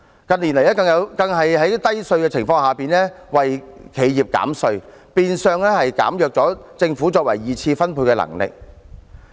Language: Cantonese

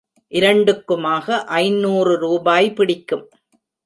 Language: Tamil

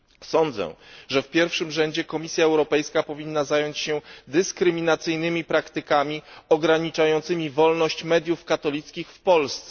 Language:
Polish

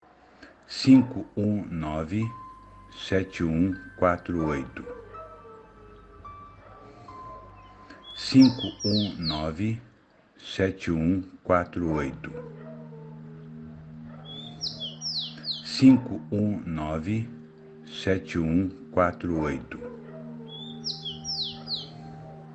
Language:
Portuguese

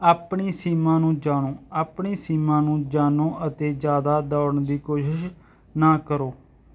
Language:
Punjabi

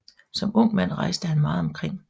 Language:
Danish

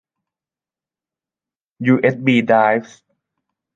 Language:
Thai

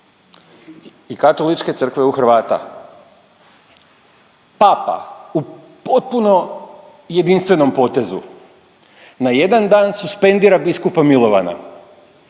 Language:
Croatian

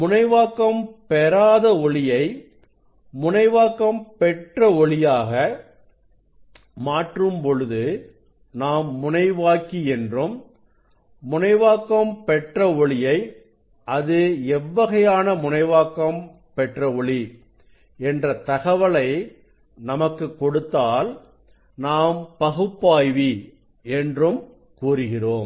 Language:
Tamil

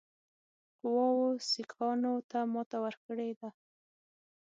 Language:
Pashto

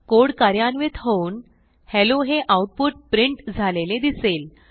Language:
Marathi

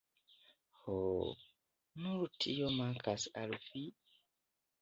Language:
Esperanto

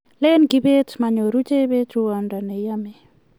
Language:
Kalenjin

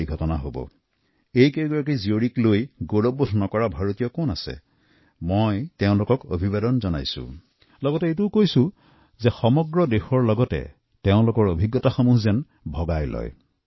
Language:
Assamese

